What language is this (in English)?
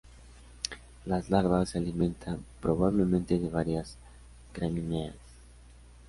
Spanish